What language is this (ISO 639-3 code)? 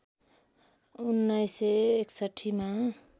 nep